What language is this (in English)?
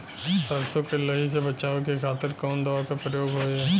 Bhojpuri